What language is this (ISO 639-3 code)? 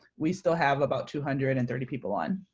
eng